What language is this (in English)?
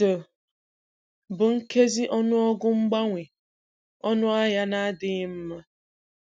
Igbo